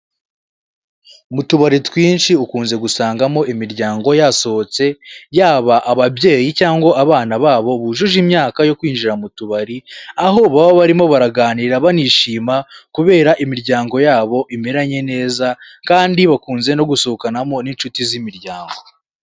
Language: Kinyarwanda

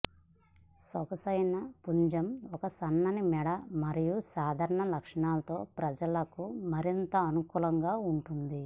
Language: Telugu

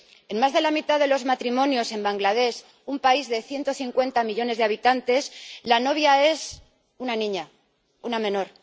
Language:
Spanish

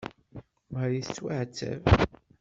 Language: Kabyle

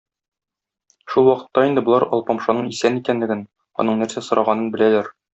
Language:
Tatar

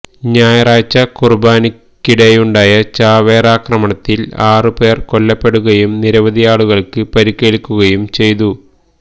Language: Malayalam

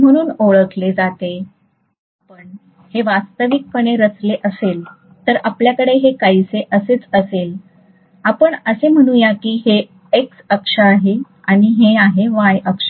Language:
Marathi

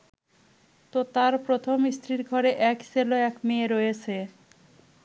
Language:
Bangla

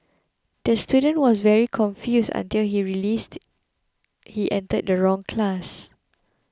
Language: English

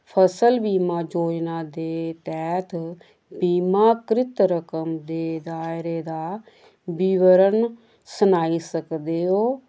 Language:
Dogri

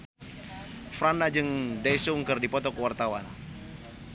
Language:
Sundanese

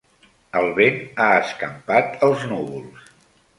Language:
Catalan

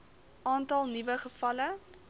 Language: Afrikaans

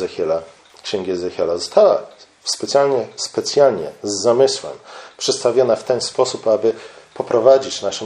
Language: Polish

